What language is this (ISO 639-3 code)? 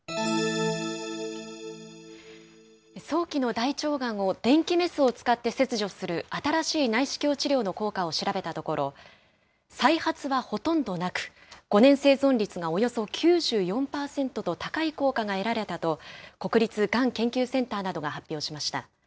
jpn